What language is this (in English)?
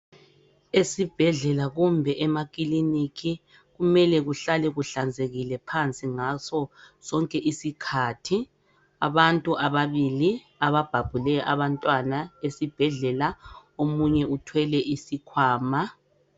North Ndebele